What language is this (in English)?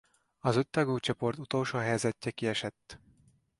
Hungarian